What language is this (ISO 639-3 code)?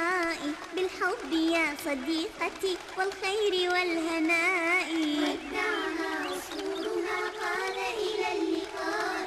ara